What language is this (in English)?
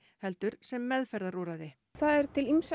Icelandic